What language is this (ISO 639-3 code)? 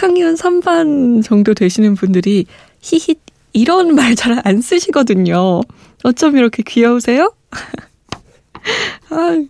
kor